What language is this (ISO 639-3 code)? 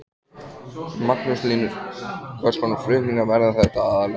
isl